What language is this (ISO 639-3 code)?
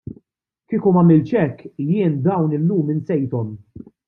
mlt